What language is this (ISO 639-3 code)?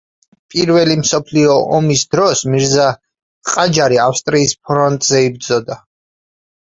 kat